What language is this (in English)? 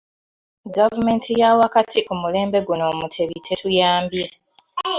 Ganda